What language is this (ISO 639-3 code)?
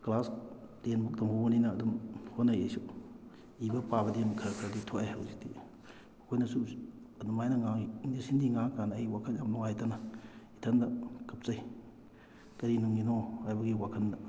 mni